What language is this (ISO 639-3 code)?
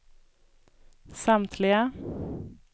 swe